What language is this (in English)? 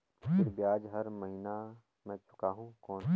Chhattisgarhi